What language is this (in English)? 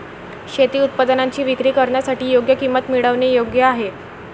Marathi